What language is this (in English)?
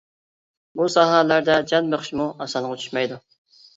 Uyghur